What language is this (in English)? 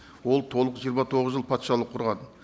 Kazakh